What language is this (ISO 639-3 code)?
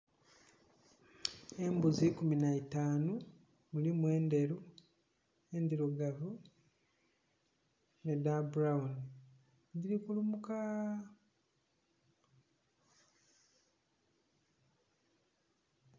xog